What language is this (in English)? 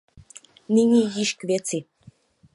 Czech